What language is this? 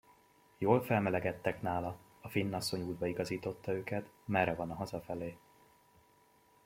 Hungarian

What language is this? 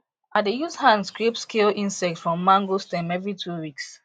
Nigerian Pidgin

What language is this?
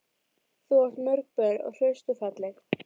Icelandic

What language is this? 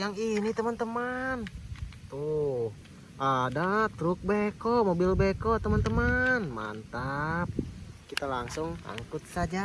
Indonesian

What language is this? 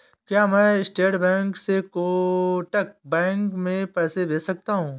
Hindi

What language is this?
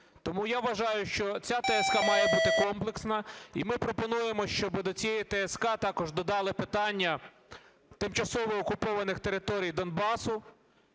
Ukrainian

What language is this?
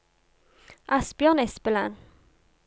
Norwegian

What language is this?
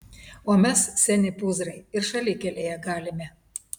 Lithuanian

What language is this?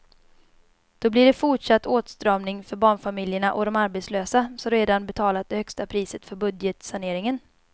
Swedish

